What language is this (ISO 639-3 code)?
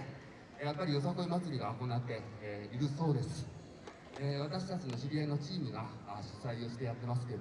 jpn